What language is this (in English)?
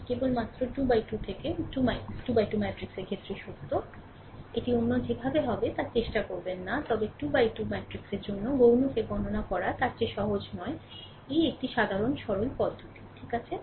Bangla